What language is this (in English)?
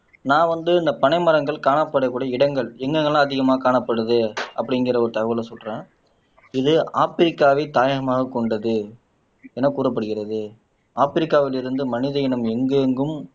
Tamil